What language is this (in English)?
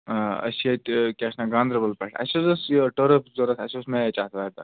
Kashmiri